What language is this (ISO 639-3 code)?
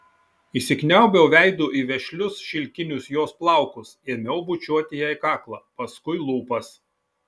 lit